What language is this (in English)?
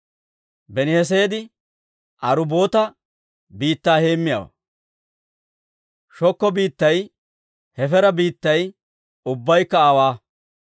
Dawro